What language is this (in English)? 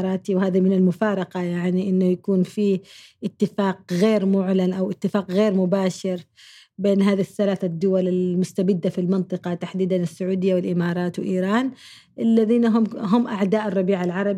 Arabic